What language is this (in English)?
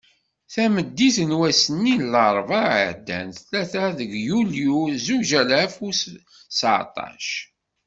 Kabyle